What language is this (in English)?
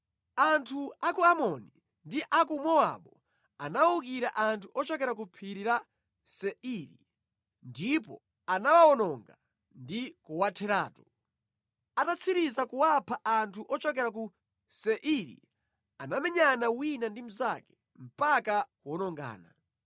Nyanja